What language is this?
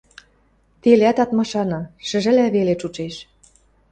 Western Mari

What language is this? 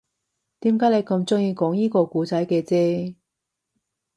Cantonese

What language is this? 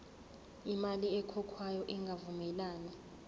Zulu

